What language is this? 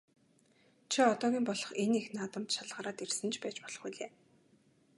Mongolian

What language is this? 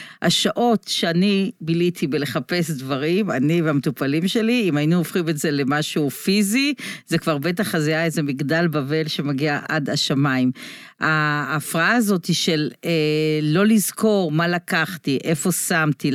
Hebrew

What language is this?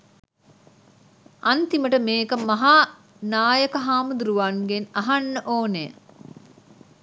Sinhala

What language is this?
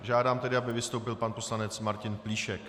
Czech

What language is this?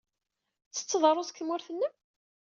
Kabyle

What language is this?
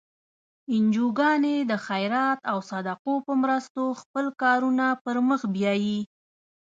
Pashto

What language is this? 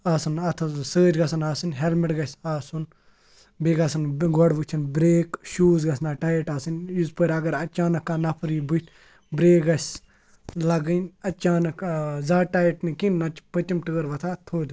Kashmiri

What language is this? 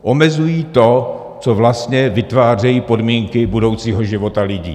Czech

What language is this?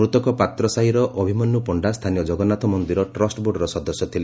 Odia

